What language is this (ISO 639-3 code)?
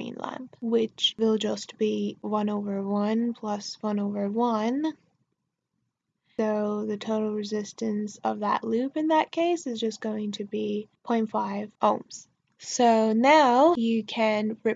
eng